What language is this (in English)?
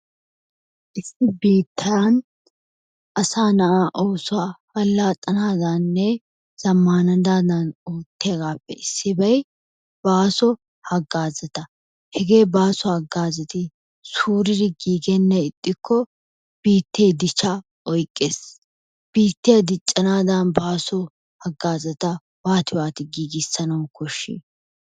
Wolaytta